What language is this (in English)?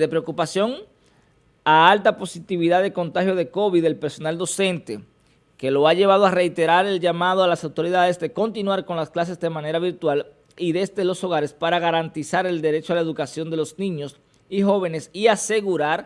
Spanish